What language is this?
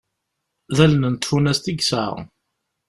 Kabyle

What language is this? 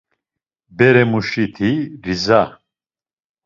Laz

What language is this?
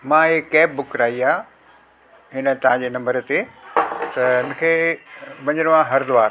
Sindhi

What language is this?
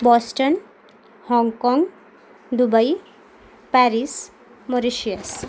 Marathi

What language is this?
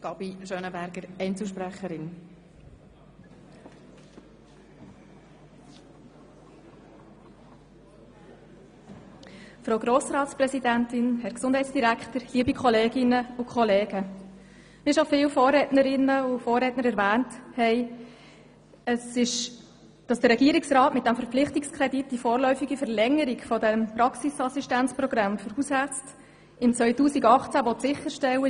Swiss German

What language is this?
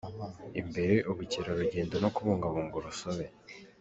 Kinyarwanda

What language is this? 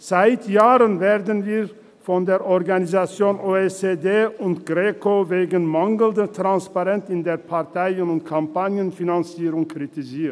Swiss German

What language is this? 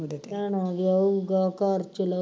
Punjabi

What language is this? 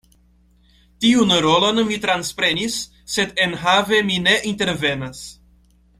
Esperanto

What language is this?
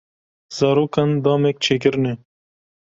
Kurdish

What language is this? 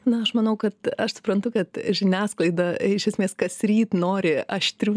Lithuanian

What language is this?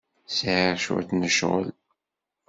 Kabyle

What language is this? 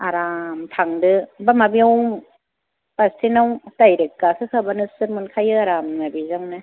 Bodo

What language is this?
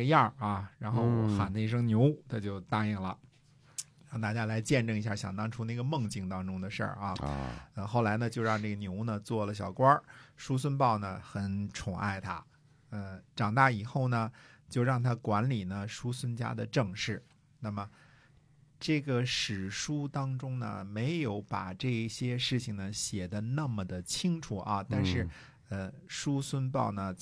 Chinese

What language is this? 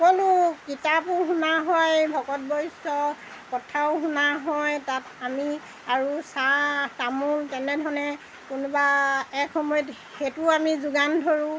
Assamese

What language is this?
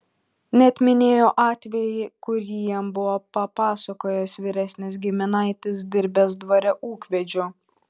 Lithuanian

